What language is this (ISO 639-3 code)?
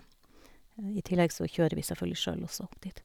nor